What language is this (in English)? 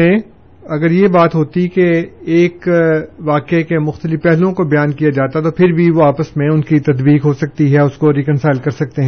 Urdu